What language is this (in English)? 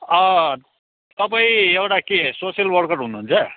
Nepali